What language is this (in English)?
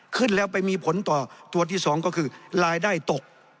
Thai